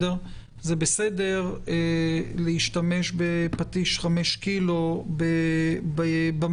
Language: Hebrew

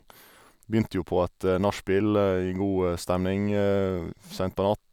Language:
Norwegian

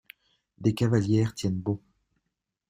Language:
French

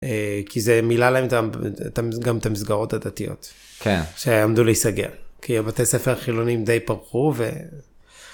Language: Hebrew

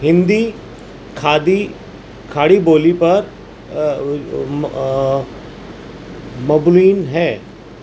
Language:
Urdu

